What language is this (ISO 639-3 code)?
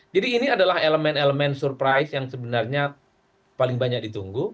ind